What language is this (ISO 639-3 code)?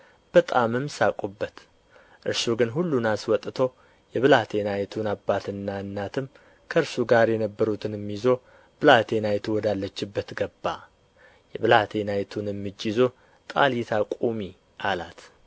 amh